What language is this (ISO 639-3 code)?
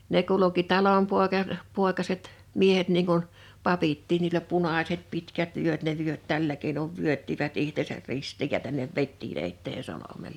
fin